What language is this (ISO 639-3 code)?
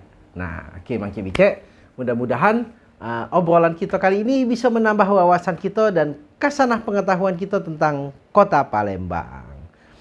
ind